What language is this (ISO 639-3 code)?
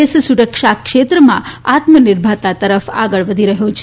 guj